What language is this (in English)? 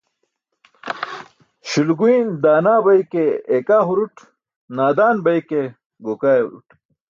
Burushaski